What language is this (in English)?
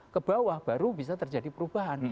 Indonesian